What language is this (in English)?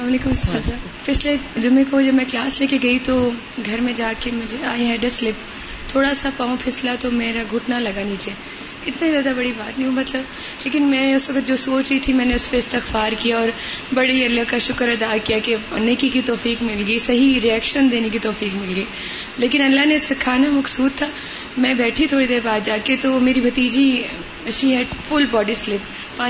Urdu